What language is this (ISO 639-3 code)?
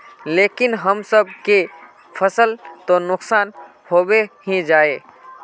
mag